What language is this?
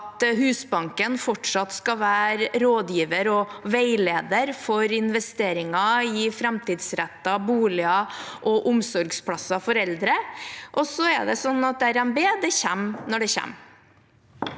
Norwegian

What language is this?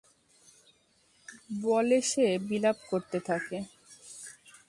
Bangla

